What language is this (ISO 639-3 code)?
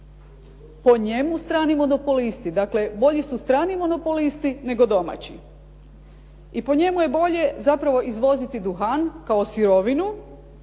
hrv